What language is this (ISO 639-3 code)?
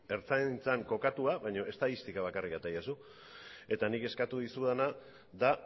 eus